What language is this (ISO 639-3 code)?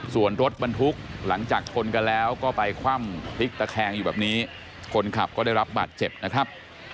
tha